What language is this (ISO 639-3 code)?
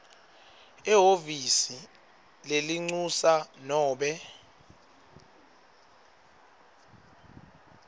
ssw